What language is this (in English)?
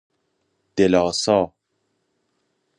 Persian